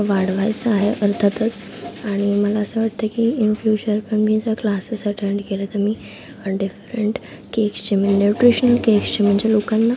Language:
Marathi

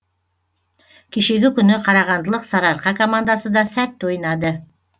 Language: Kazakh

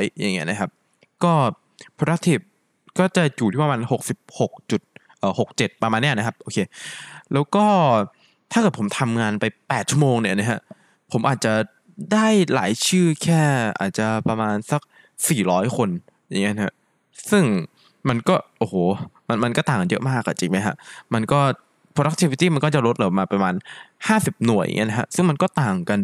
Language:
Thai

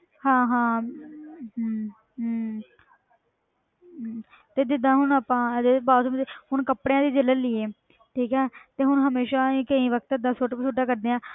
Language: Punjabi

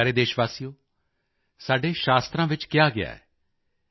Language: Punjabi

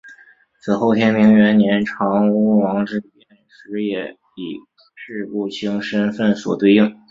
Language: Chinese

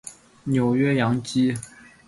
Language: Chinese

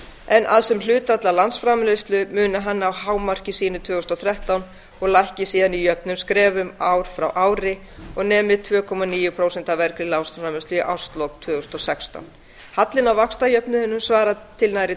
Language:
Icelandic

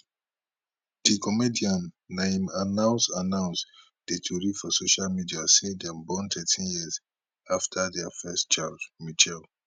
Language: Nigerian Pidgin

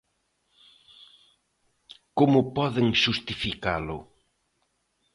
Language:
Galician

